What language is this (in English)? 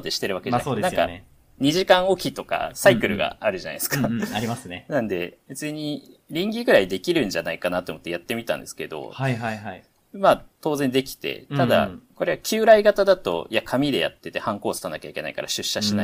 Japanese